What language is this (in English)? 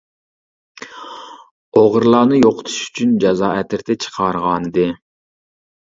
Uyghur